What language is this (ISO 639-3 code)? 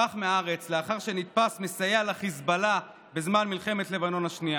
heb